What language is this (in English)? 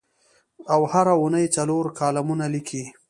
Pashto